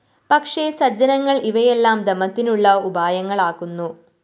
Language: Malayalam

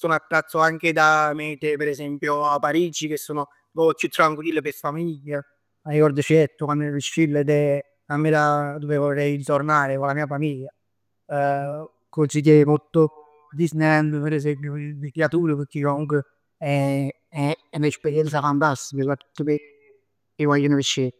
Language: Neapolitan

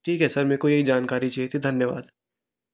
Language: Hindi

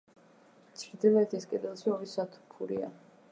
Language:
Georgian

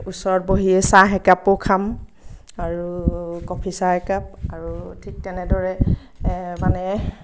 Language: Assamese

